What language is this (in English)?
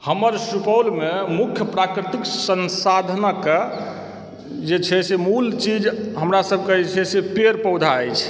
Maithili